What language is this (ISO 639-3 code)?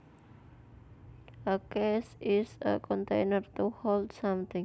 jav